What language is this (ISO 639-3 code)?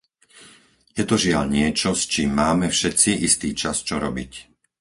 slk